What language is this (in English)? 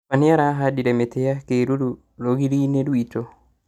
Kikuyu